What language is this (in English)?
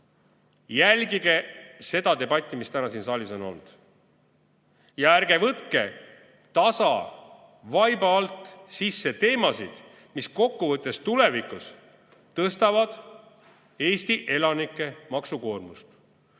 Estonian